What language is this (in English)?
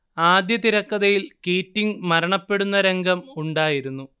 Malayalam